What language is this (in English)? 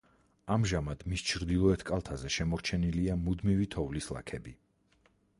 Georgian